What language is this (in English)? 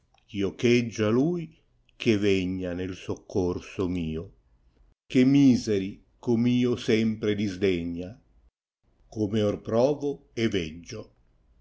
Italian